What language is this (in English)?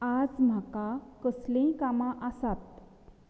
Konkani